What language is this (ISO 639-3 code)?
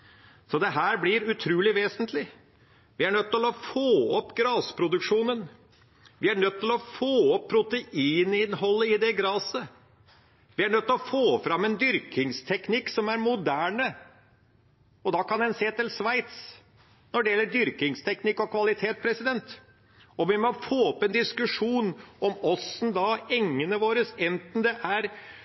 nob